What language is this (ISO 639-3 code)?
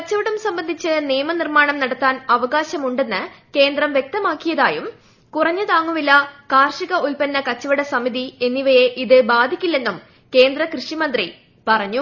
mal